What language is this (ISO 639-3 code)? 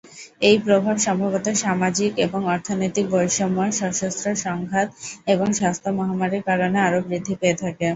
ben